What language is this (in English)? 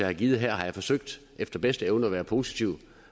Danish